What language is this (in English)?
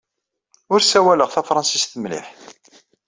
Kabyle